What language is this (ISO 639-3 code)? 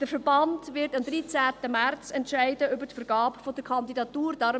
gsw